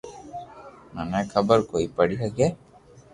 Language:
Loarki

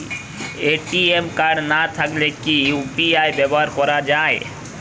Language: Bangla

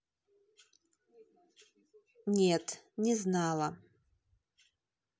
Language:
Russian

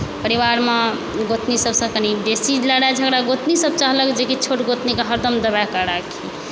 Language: Maithili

